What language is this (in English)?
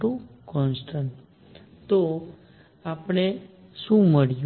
Gujarati